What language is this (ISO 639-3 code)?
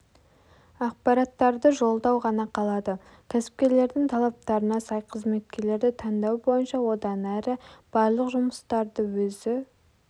kaz